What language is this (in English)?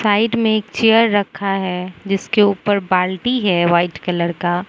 Hindi